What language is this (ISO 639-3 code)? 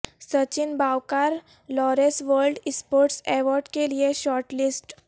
urd